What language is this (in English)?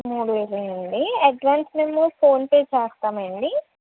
Telugu